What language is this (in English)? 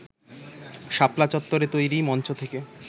Bangla